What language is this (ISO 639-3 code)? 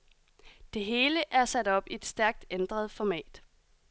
dan